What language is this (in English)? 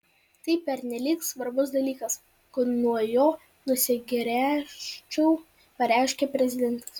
Lithuanian